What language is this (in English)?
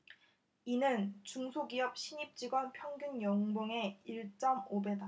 Korean